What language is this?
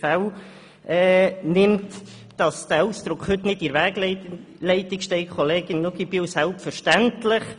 Swiss German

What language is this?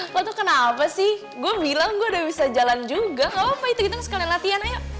Indonesian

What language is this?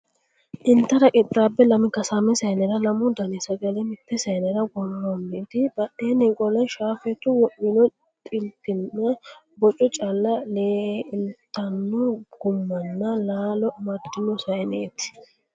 Sidamo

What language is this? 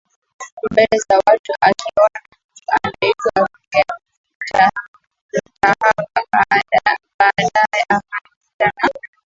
Swahili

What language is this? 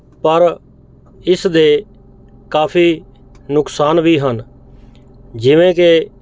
Punjabi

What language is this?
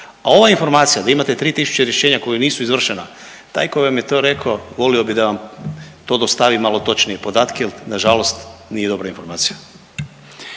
Croatian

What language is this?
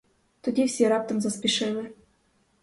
Ukrainian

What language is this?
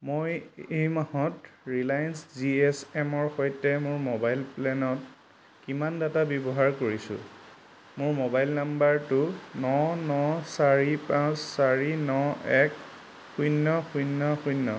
Assamese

